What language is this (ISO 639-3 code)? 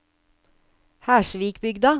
nor